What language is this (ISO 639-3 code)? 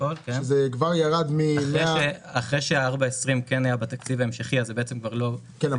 heb